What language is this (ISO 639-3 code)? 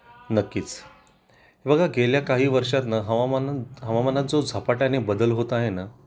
mar